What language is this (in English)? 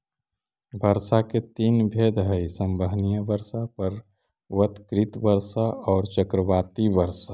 Magahi